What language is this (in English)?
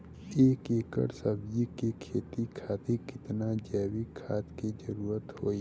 Bhojpuri